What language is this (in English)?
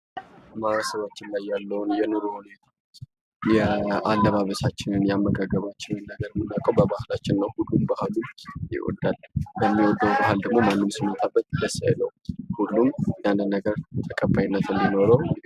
Amharic